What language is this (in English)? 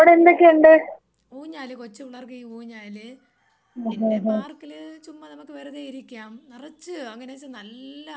Malayalam